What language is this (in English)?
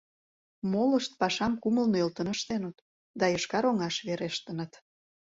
Mari